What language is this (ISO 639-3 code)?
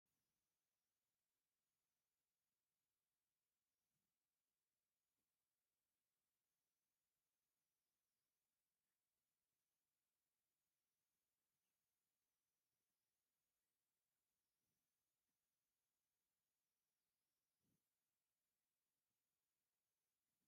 tir